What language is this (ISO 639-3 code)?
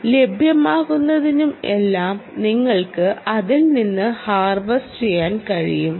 mal